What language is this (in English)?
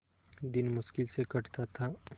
Hindi